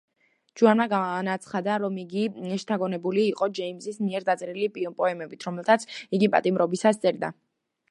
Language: Georgian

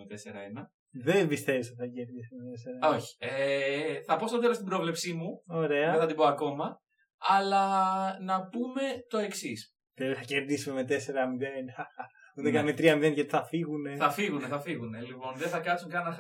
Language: Greek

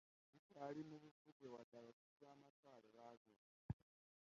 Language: Ganda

